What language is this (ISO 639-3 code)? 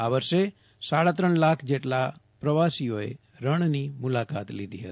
guj